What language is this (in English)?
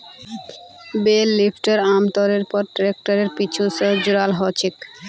Magahi